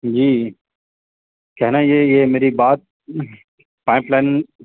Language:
Urdu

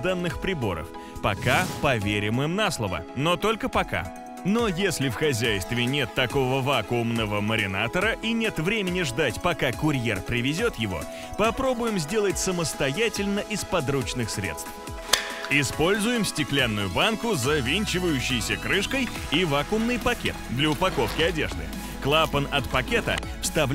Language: Russian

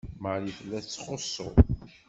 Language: Kabyle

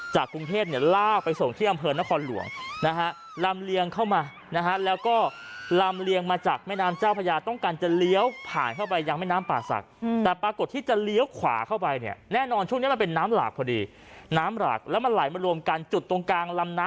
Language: Thai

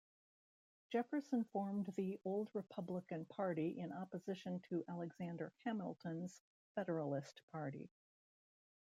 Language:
English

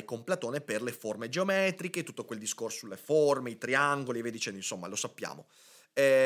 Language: Italian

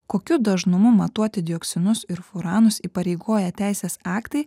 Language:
Lithuanian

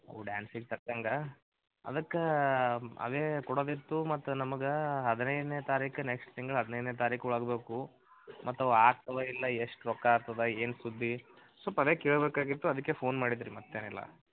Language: Kannada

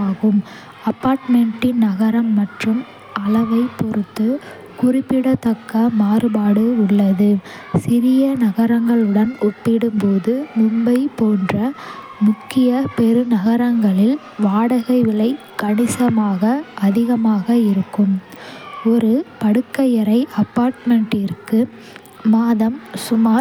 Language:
Kota (India)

